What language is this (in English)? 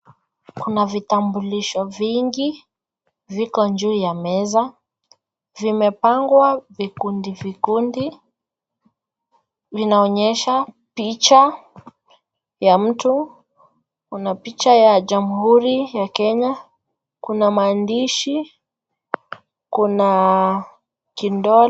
Swahili